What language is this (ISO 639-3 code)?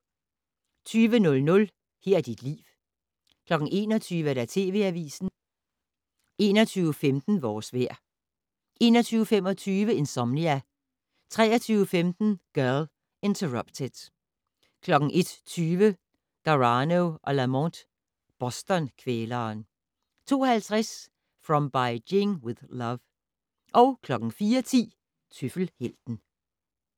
dan